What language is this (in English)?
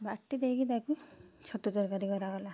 Odia